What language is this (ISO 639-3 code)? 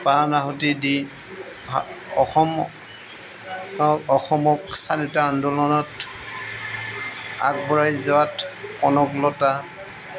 asm